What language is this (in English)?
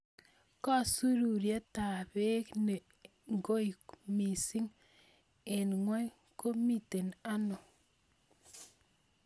Kalenjin